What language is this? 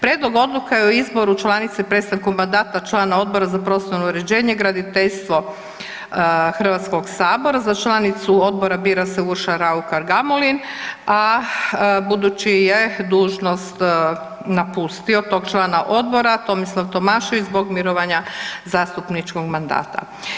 Croatian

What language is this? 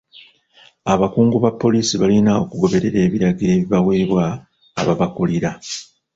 Ganda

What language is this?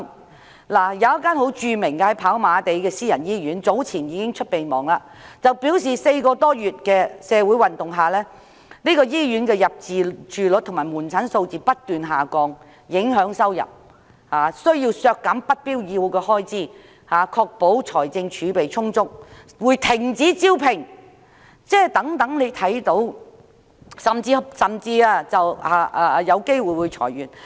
Cantonese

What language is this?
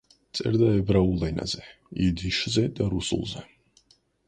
Georgian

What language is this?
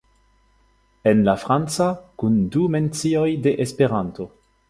Esperanto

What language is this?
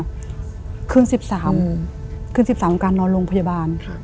Thai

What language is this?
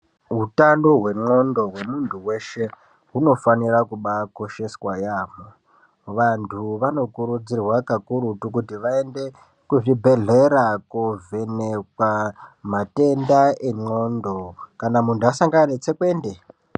Ndau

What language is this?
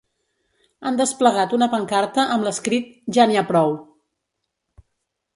Catalan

